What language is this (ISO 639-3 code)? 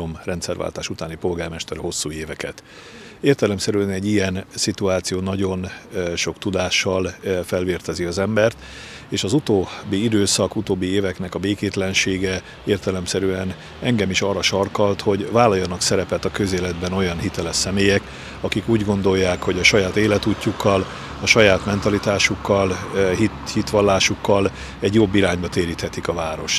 hun